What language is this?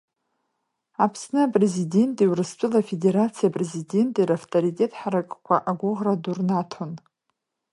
Abkhazian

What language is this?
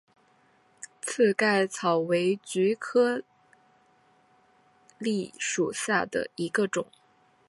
Chinese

